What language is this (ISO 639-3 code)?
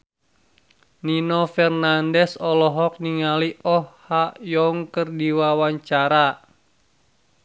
sun